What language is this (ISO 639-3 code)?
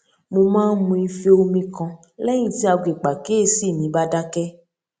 yor